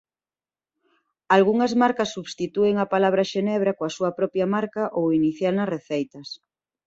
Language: Galician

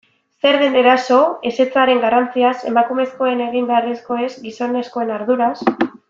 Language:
Basque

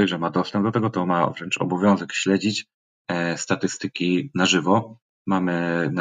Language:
Polish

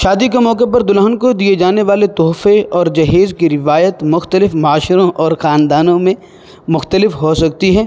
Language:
Urdu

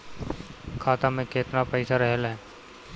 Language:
Bhojpuri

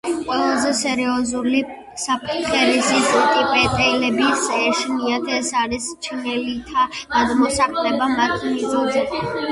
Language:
Georgian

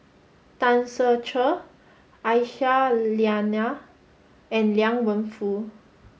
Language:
English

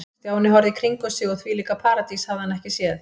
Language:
Icelandic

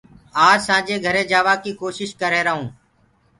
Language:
Gurgula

